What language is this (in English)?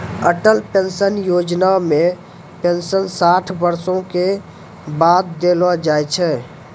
Maithili